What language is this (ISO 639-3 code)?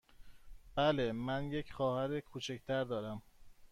fas